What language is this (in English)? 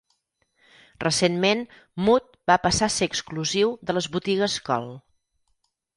Catalan